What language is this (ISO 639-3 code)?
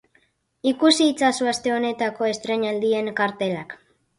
eus